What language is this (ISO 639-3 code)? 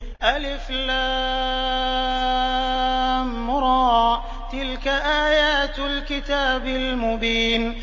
ara